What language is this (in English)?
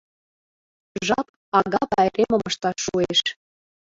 Mari